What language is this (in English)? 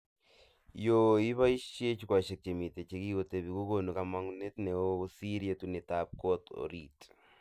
Kalenjin